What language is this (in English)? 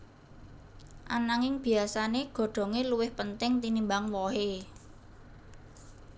Javanese